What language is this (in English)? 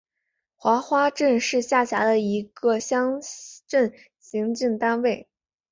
Chinese